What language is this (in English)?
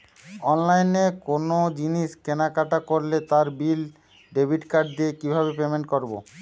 Bangla